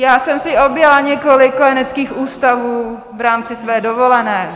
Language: Czech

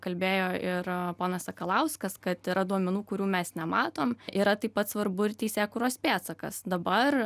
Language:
Lithuanian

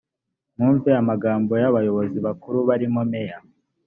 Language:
Kinyarwanda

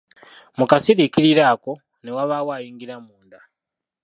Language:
Ganda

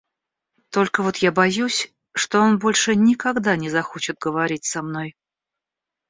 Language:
Russian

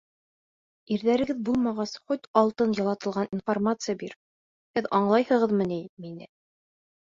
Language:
Bashkir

